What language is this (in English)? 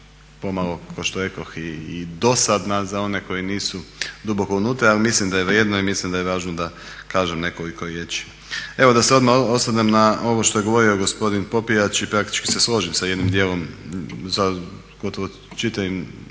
Croatian